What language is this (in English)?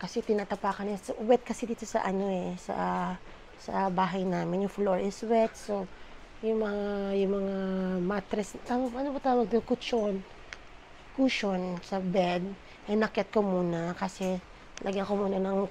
Filipino